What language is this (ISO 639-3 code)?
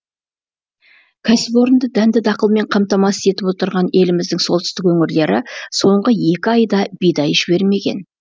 kaz